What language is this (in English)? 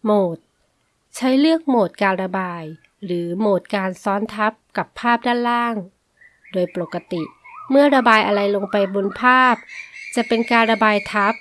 Thai